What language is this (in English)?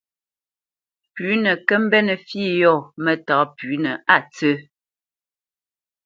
Bamenyam